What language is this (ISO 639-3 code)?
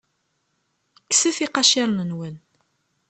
kab